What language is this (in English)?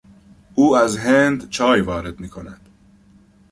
Persian